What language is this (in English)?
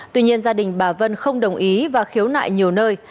Vietnamese